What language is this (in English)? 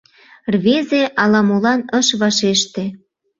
Mari